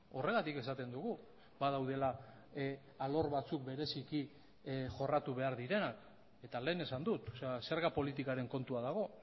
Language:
Basque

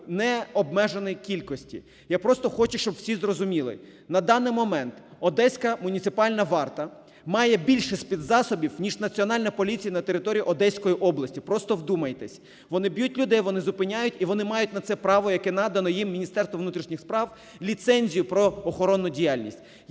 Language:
Ukrainian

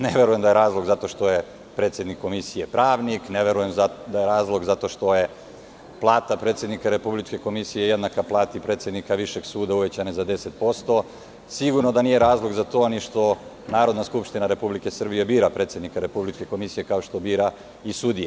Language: Serbian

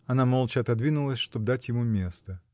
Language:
Russian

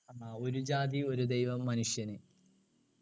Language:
Malayalam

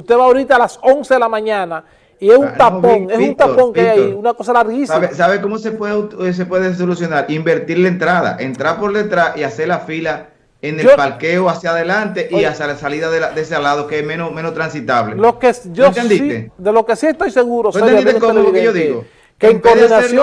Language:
Spanish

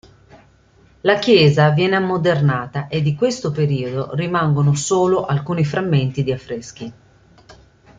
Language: Italian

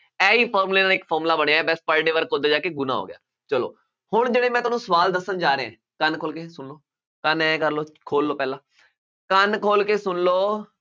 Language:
Punjabi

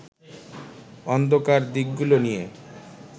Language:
Bangla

